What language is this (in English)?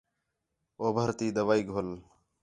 Khetrani